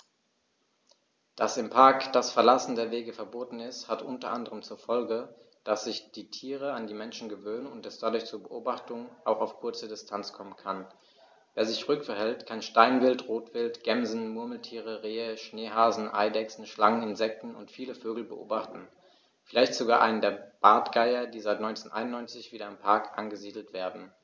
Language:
German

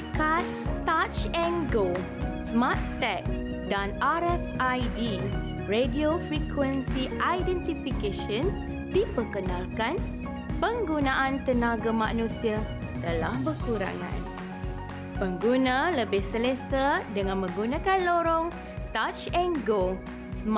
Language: Malay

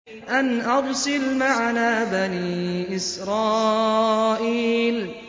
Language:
Arabic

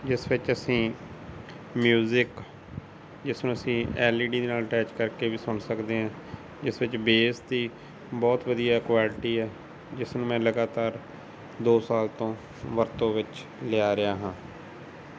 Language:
Punjabi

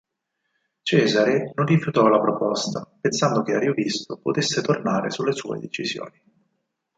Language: Italian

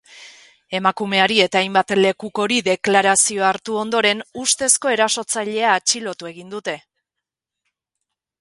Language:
Basque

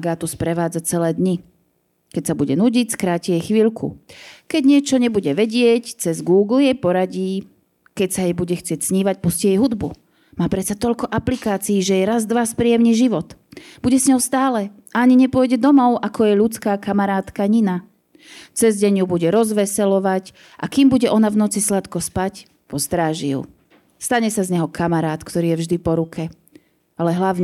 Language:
Slovak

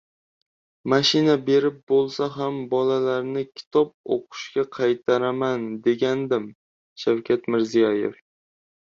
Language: Uzbek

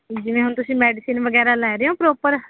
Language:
Punjabi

